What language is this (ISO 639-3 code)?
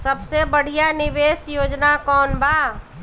bho